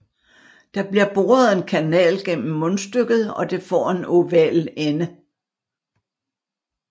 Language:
Danish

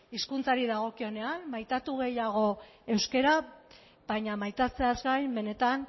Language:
Basque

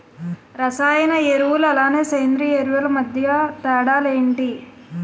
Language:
Telugu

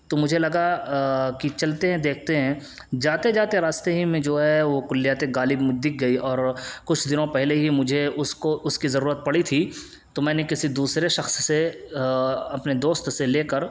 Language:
Urdu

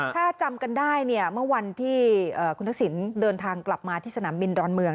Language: Thai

